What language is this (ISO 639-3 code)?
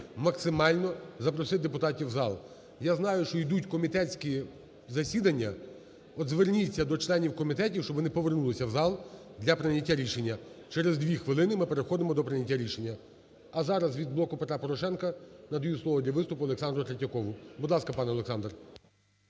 ukr